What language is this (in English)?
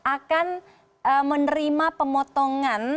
Indonesian